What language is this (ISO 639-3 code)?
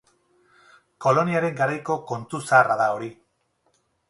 eus